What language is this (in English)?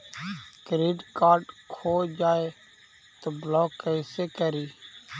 Magahi